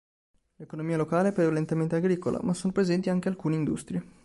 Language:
Italian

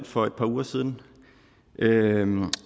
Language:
Danish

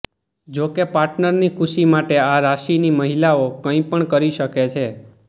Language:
Gujarati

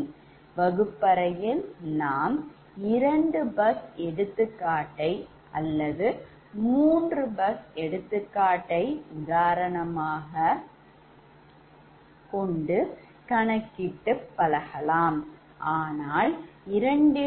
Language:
Tamil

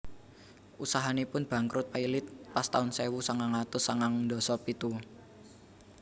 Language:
Javanese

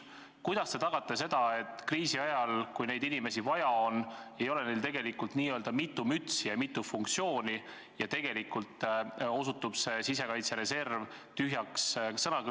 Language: Estonian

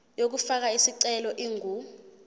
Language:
Zulu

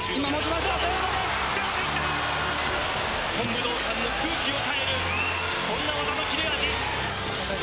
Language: Japanese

